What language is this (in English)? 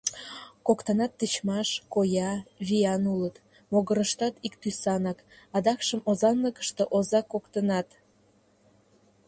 Mari